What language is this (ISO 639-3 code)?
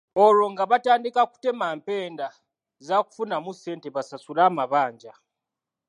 lug